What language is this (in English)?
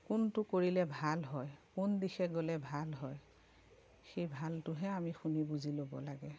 Assamese